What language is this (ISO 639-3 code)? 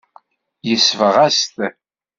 kab